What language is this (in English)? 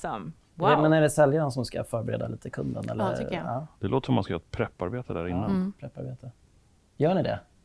Swedish